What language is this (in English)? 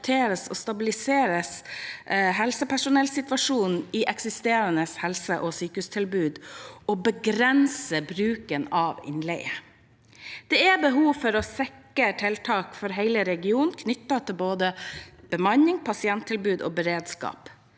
Norwegian